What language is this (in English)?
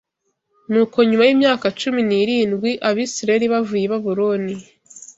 Kinyarwanda